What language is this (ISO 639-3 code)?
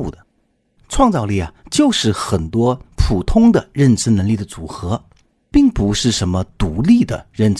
zho